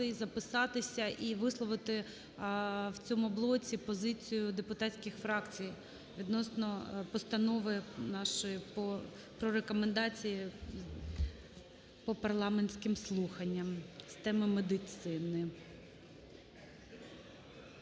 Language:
Ukrainian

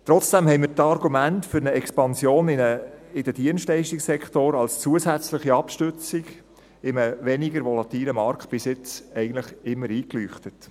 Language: Swiss German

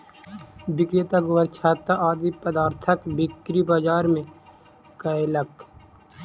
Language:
Maithili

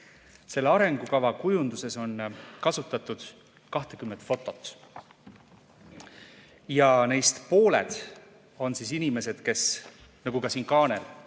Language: Estonian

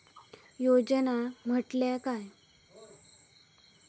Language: Marathi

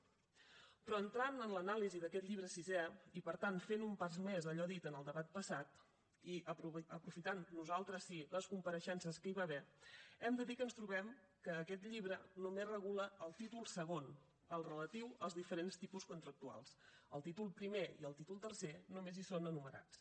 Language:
Catalan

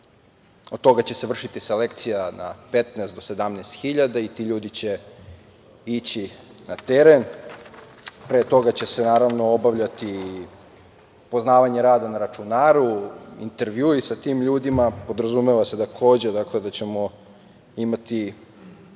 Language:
Serbian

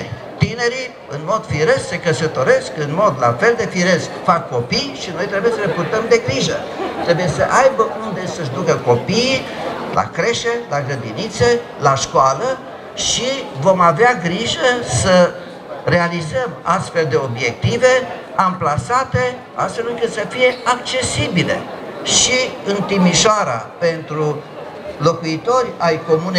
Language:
Romanian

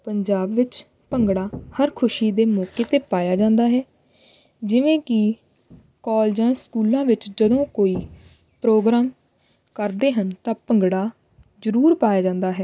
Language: Punjabi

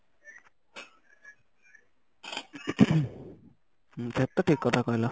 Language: Odia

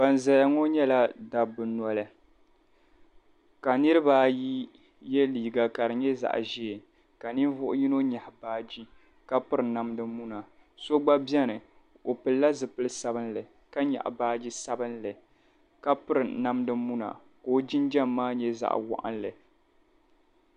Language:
Dagbani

